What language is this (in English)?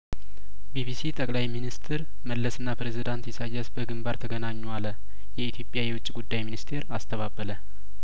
Amharic